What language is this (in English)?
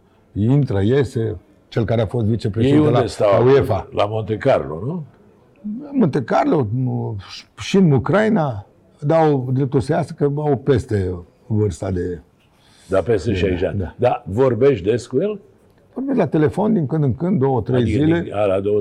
Romanian